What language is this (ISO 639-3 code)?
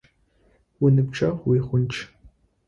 ady